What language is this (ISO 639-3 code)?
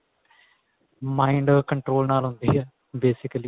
pan